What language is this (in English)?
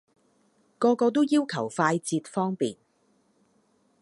Cantonese